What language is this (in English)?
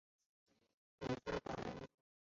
Chinese